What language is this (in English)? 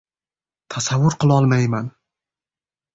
Uzbek